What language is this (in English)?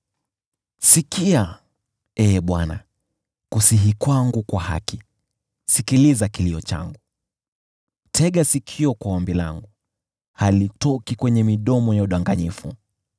Swahili